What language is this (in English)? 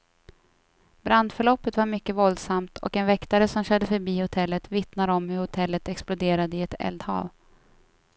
Swedish